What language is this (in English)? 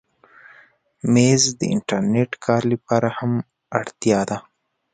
Pashto